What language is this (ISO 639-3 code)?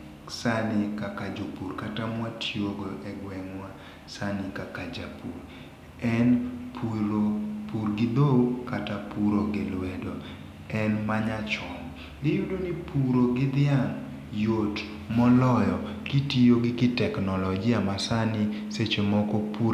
luo